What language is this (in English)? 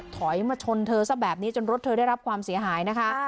Thai